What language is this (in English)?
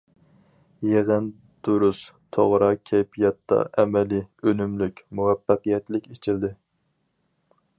Uyghur